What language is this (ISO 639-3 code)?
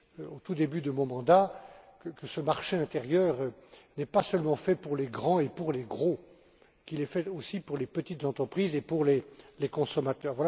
fra